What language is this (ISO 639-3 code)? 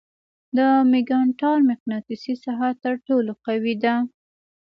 pus